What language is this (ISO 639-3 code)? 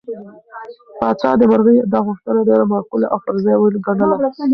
pus